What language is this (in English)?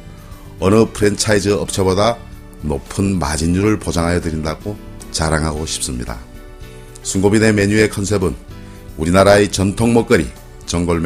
Korean